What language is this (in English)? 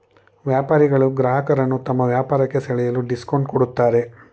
Kannada